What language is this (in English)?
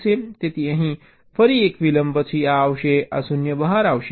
Gujarati